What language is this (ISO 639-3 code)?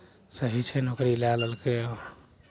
mai